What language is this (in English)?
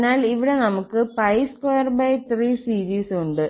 Malayalam